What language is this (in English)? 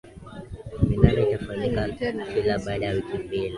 Swahili